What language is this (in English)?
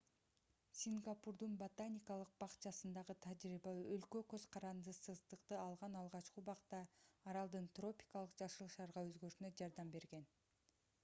Kyrgyz